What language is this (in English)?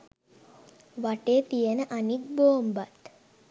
Sinhala